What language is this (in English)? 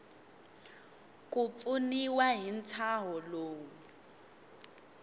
Tsonga